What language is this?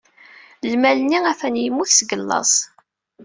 Kabyle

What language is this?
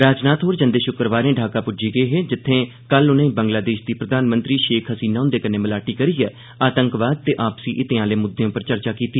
Dogri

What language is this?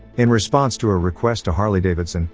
English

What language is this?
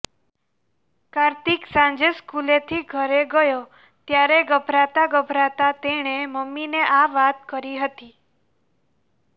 Gujarati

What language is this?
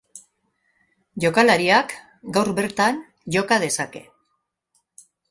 Basque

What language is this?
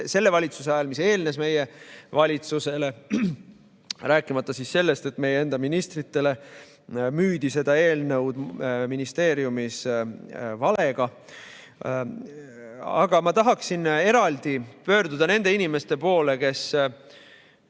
Estonian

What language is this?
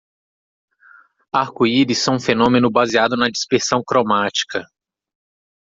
Portuguese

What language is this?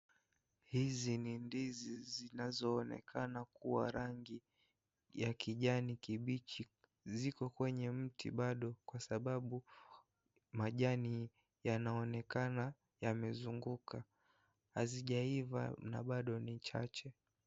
Swahili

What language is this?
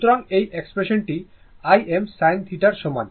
Bangla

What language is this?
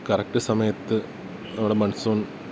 Malayalam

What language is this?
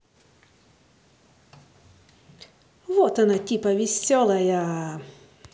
Russian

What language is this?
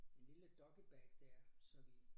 Danish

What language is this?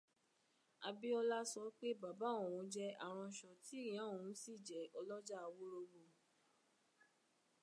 Yoruba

